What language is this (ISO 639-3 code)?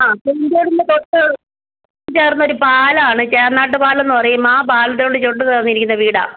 mal